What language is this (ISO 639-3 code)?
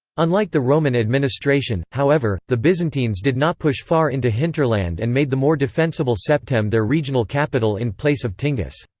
eng